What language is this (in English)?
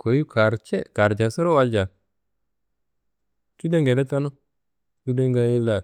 Kanembu